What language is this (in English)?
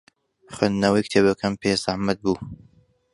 Central Kurdish